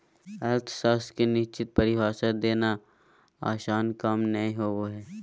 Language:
Magahi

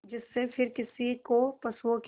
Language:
Hindi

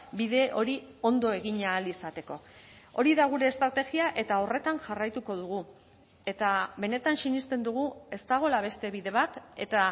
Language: Basque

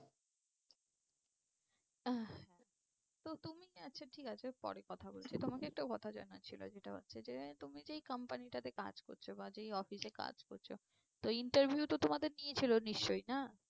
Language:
Bangla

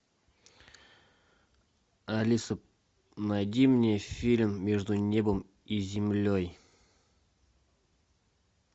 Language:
Russian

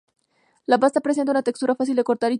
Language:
Spanish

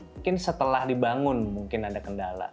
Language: Indonesian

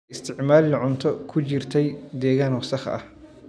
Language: Somali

